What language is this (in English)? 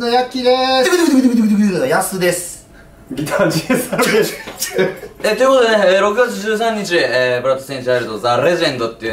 Japanese